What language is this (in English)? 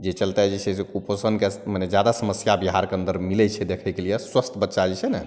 Maithili